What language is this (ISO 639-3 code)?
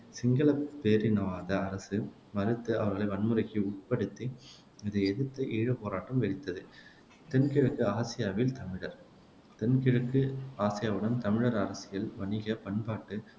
tam